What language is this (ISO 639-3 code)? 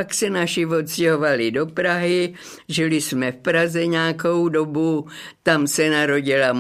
ces